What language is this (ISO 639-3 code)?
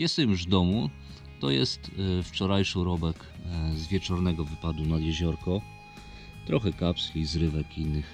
pol